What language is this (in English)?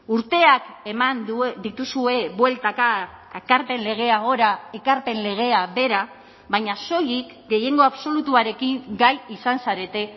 Basque